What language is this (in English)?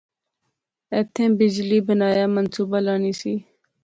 Pahari-Potwari